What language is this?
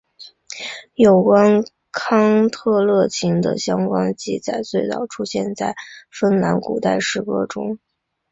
Chinese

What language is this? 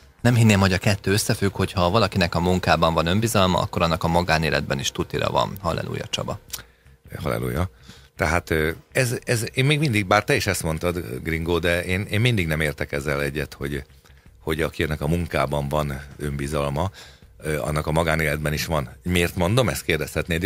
Hungarian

